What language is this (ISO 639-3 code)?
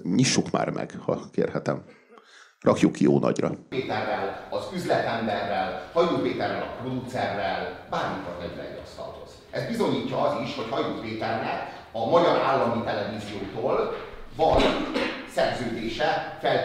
hun